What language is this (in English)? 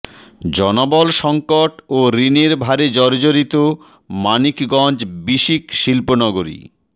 Bangla